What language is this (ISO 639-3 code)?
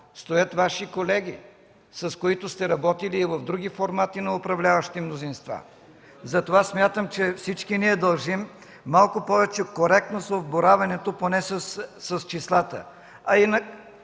bul